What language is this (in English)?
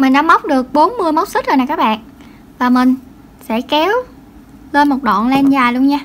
Vietnamese